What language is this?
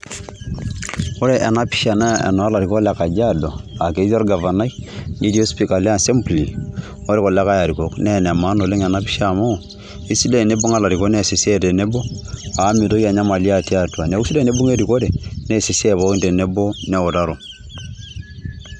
Masai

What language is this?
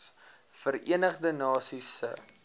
Afrikaans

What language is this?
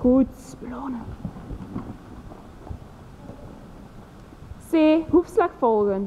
Dutch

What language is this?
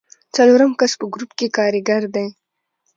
Pashto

